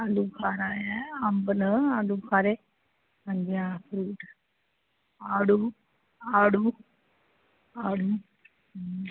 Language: Dogri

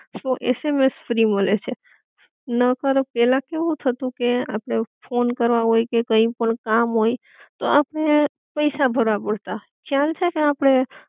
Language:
Gujarati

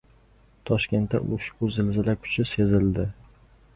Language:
Uzbek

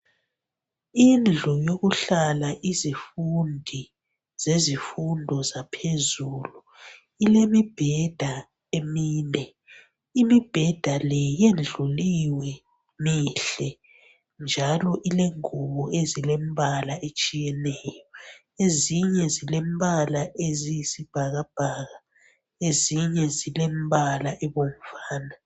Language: North Ndebele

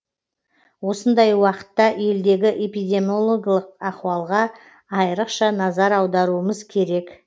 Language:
Kazakh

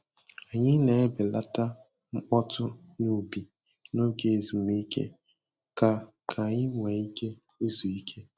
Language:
Igbo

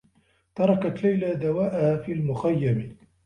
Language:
Arabic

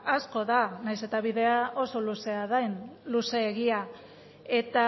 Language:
Basque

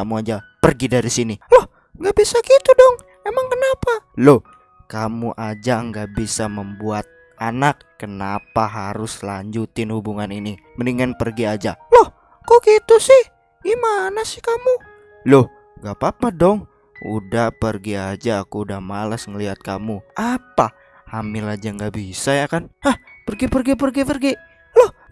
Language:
Indonesian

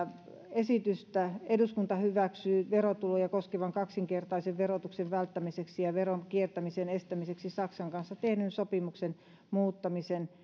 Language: Finnish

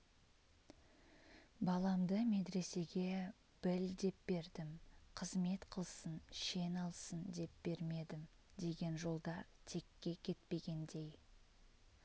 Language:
Kazakh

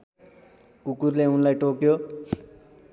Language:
Nepali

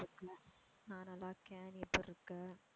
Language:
Tamil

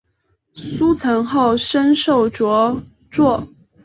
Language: Chinese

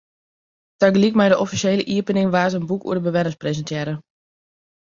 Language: Western Frisian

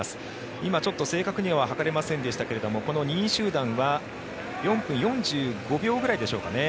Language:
Japanese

